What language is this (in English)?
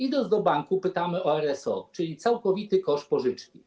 Polish